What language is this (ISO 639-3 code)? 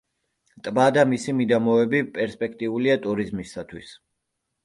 kat